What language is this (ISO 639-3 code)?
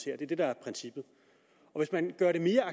dan